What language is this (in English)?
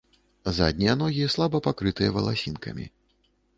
Belarusian